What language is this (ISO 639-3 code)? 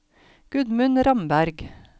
nor